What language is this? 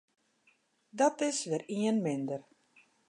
Western Frisian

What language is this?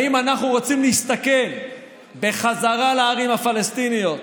Hebrew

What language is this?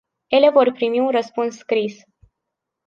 Romanian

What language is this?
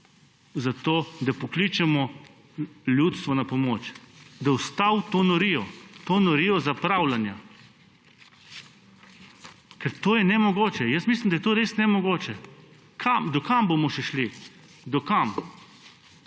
Slovenian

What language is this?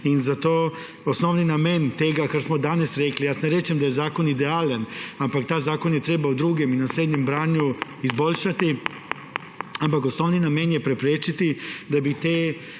Slovenian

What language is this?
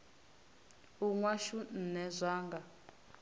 Venda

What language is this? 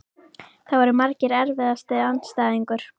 Icelandic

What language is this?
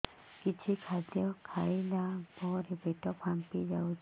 Odia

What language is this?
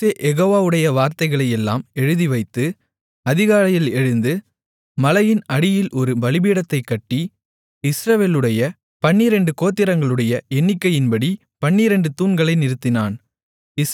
Tamil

